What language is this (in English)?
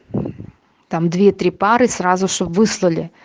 Russian